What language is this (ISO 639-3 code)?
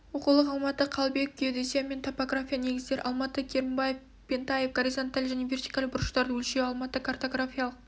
kaz